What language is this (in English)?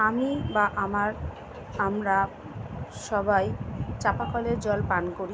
Bangla